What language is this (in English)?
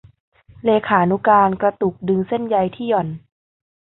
Thai